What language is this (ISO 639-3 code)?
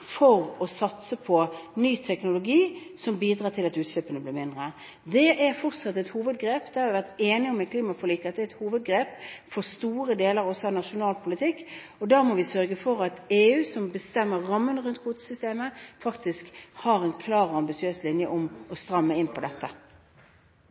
nob